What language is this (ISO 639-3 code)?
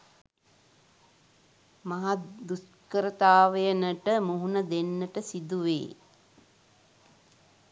sin